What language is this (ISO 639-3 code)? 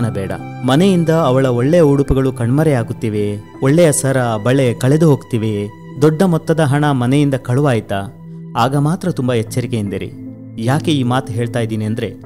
kan